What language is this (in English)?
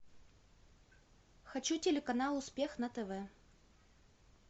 Russian